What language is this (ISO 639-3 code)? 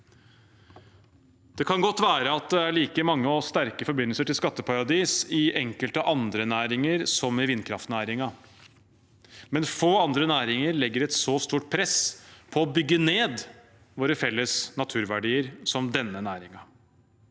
nor